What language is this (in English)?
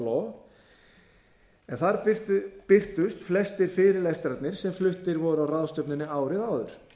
Icelandic